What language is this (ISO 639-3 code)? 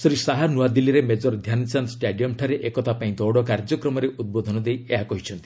ori